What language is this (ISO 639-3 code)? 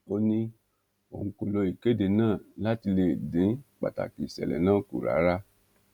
yor